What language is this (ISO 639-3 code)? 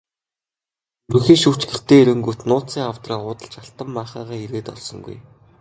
mon